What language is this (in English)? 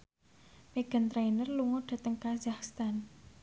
Javanese